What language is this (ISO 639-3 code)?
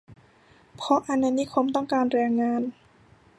tha